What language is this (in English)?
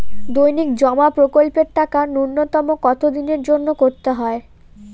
Bangla